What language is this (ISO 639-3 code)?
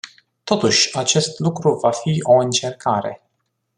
ron